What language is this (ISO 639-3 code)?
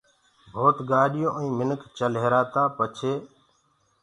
ggg